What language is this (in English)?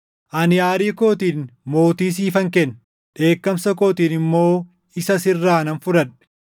Oromo